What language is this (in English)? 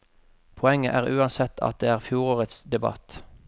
Norwegian